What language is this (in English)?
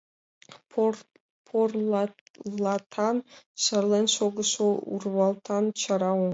Mari